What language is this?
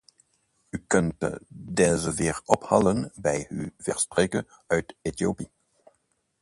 Dutch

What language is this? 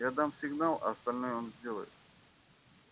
Russian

